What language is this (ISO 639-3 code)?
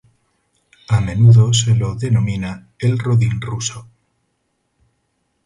spa